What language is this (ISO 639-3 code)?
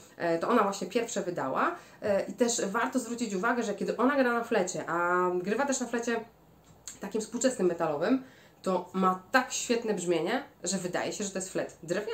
pol